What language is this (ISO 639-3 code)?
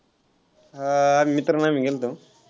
mar